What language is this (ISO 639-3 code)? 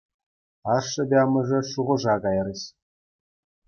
chv